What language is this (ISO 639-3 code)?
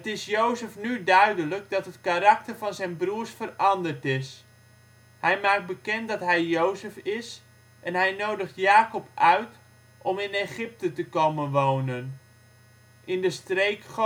nld